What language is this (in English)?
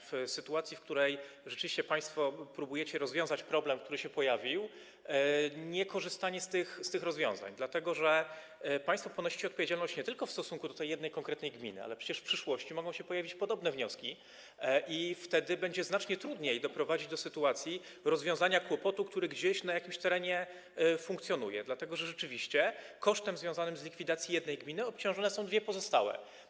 Polish